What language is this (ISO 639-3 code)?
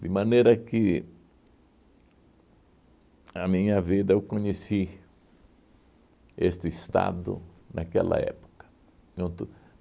por